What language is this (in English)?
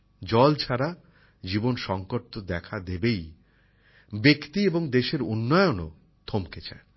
Bangla